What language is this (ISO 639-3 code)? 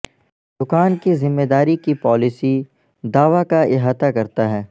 urd